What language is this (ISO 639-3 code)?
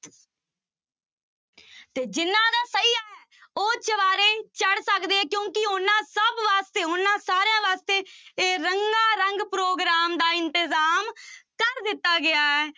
pan